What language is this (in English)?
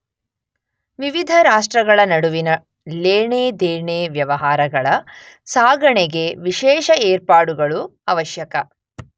Kannada